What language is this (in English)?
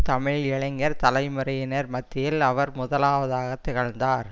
Tamil